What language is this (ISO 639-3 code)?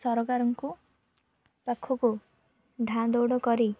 ori